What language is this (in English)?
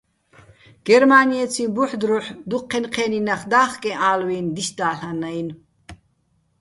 Bats